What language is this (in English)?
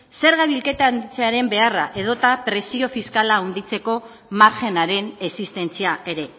Basque